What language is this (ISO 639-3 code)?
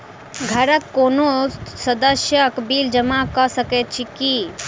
mai